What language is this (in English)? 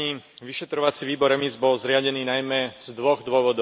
Slovak